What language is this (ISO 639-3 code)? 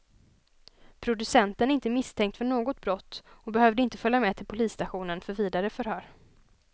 swe